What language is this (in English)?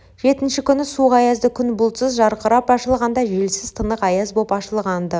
Kazakh